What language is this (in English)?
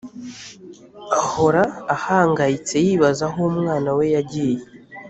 Kinyarwanda